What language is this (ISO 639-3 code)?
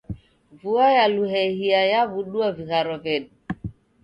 dav